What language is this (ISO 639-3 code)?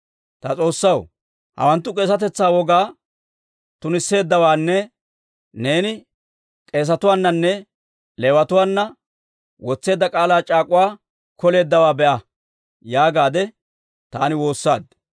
dwr